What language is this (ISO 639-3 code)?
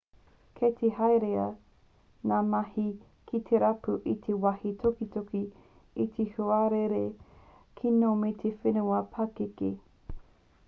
mri